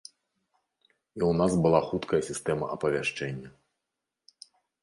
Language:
Belarusian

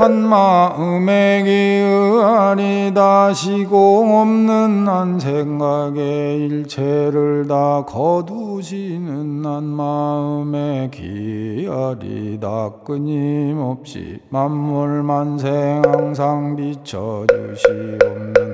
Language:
Korean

